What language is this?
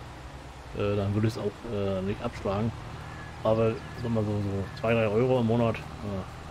German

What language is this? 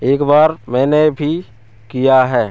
Hindi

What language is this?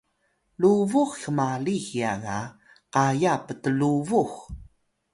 Atayal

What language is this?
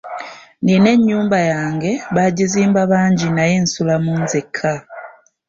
Ganda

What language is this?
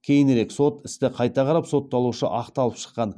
Kazakh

